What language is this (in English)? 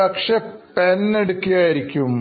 Malayalam